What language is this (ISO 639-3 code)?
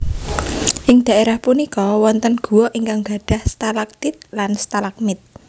jav